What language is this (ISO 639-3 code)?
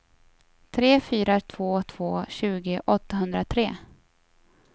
swe